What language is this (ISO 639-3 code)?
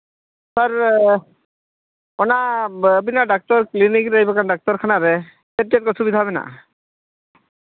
sat